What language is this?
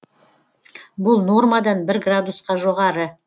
Kazakh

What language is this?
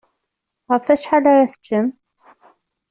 Kabyle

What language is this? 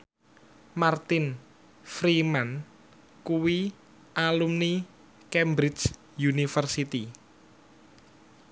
Javanese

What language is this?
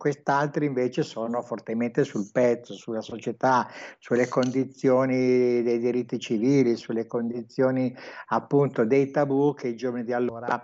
Italian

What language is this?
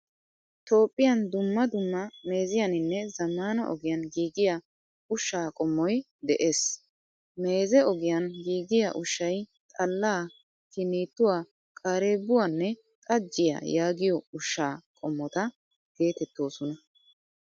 Wolaytta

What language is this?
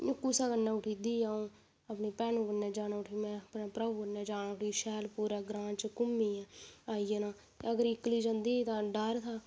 Dogri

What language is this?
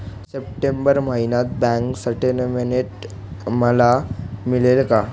Marathi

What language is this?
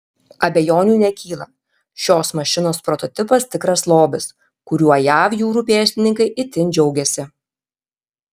Lithuanian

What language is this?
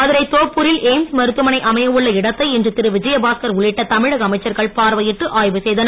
Tamil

